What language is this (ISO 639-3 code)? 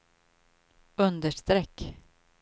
swe